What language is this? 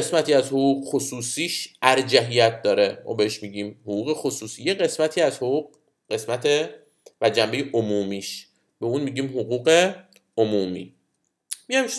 Persian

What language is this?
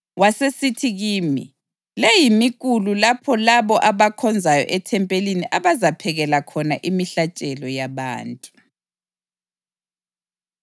North Ndebele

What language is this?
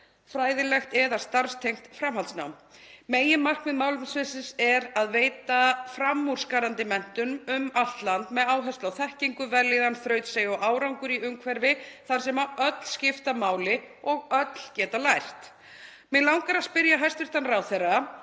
Icelandic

